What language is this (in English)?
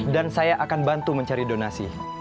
Indonesian